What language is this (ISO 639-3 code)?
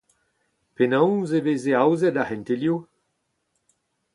bre